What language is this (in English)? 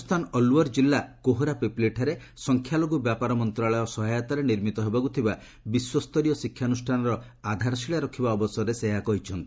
Odia